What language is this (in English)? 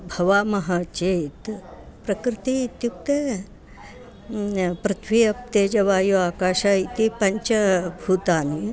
Sanskrit